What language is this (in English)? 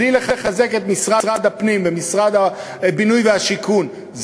Hebrew